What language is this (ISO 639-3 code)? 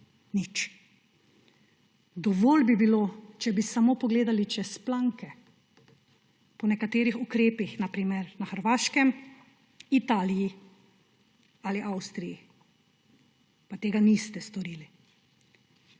slv